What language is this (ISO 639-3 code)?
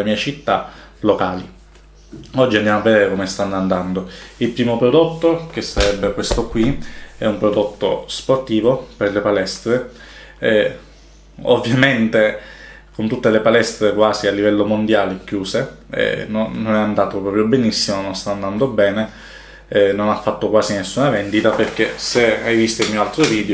ita